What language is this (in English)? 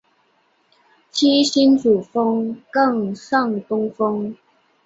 Chinese